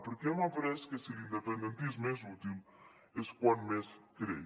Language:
Catalan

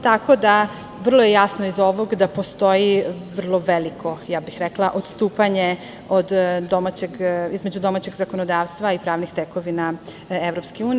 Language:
Serbian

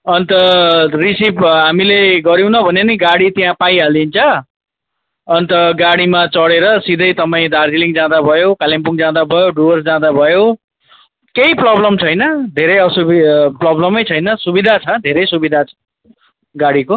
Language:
Nepali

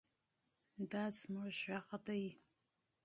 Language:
Pashto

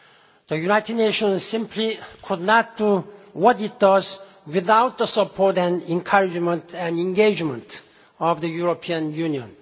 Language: English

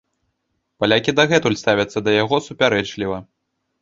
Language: Belarusian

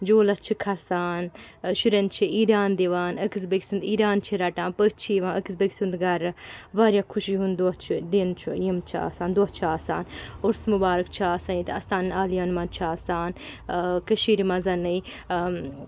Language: Kashmiri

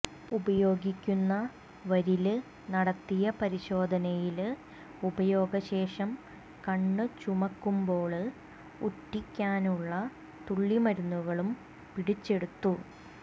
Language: Malayalam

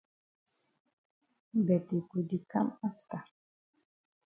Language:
Cameroon Pidgin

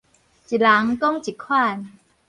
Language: Min Nan Chinese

